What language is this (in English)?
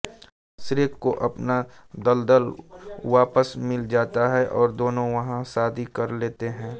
Hindi